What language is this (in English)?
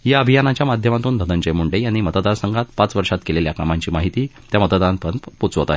Marathi